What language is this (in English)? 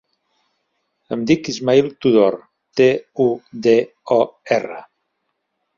Catalan